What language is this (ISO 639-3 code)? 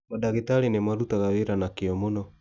kik